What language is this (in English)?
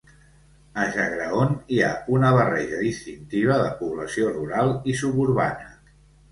Catalan